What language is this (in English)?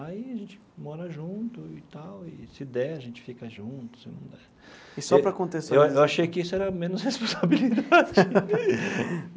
Portuguese